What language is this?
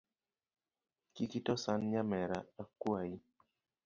Luo (Kenya and Tanzania)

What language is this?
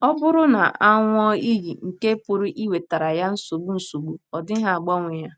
Igbo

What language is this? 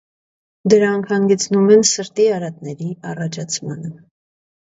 Armenian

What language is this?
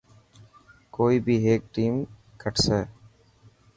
Dhatki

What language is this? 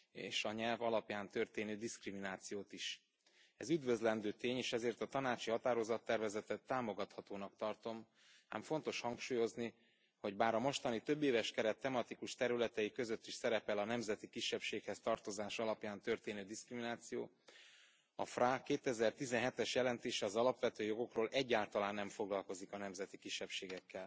Hungarian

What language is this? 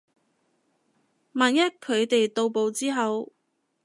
Cantonese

